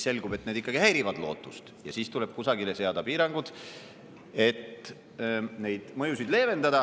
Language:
Estonian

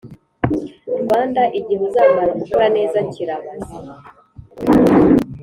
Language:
Kinyarwanda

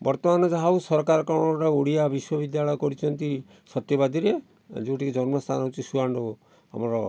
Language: Odia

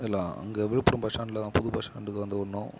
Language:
Tamil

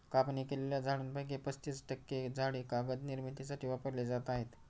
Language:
Marathi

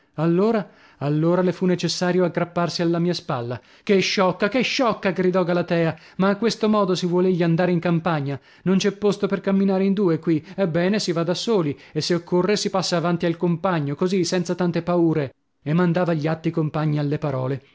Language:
Italian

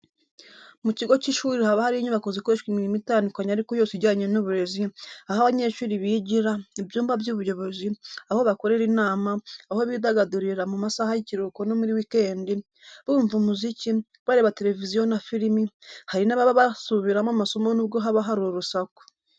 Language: Kinyarwanda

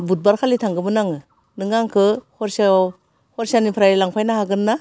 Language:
Bodo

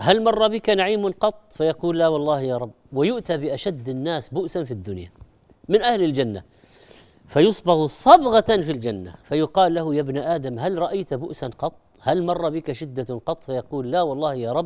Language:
Arabic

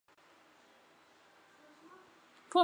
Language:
Chinese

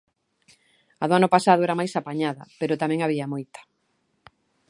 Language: Galician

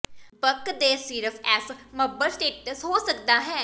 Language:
Punjabi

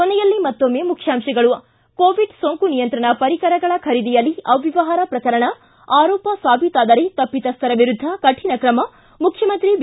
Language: Kannada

